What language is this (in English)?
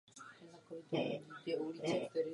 Czech